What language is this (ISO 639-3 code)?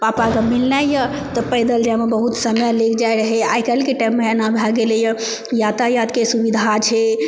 mai